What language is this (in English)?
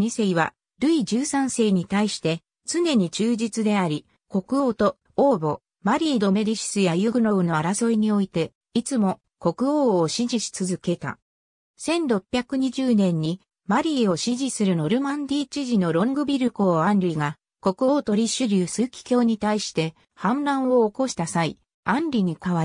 Japanese